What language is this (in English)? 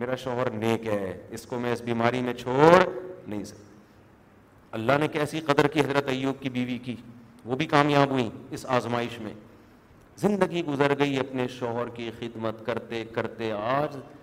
Urdu